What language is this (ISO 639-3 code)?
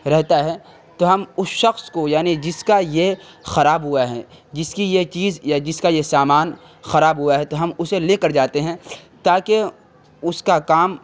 urd